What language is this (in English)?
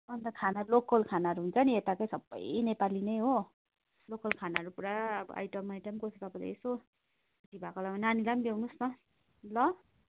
Nepali